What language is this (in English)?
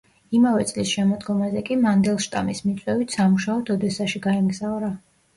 Georgian